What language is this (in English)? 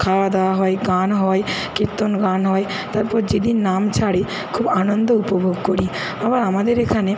Bangla